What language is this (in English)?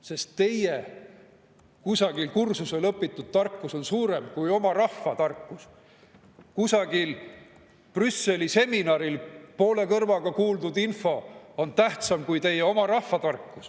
Estonian